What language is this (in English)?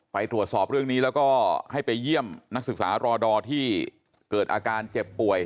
Thai